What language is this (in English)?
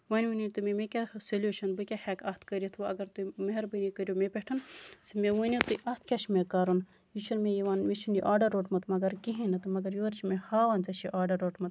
Kashmiri